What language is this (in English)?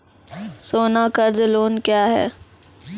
Maithili